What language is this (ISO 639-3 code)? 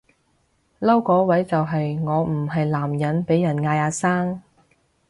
yue